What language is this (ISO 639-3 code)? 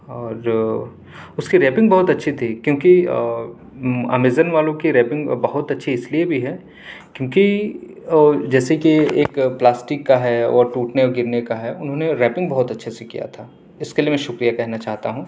urd